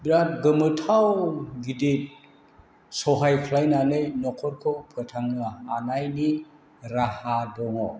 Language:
Bodo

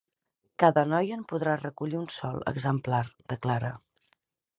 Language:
Catalan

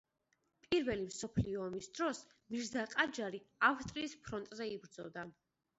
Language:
Georgian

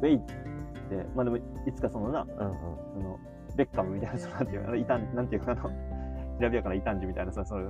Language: Japanese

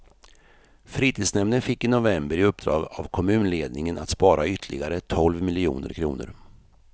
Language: Swedish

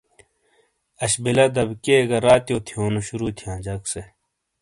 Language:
Shina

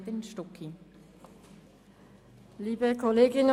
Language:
Swiss German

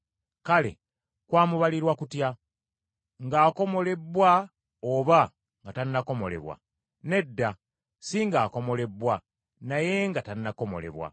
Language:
Ganda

